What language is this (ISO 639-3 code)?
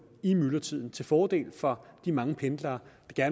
dan